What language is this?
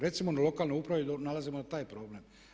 Croatian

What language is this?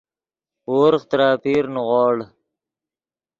Yidgha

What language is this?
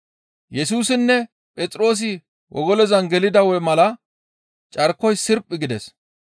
Gamo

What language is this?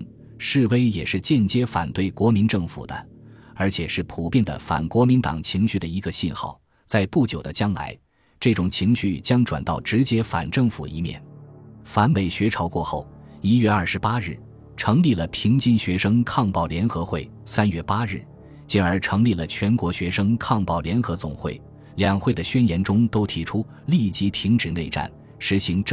Chinese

